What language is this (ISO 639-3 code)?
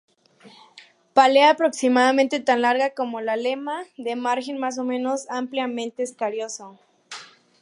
spa